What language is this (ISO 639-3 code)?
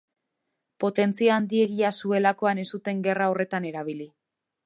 eus